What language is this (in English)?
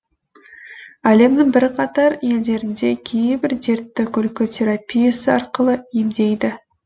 Kazakh